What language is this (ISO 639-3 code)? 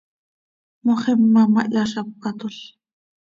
sei